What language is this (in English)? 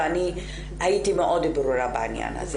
Hebrew